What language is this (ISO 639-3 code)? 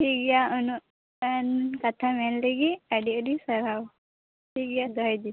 sat